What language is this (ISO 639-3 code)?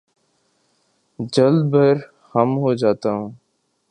urd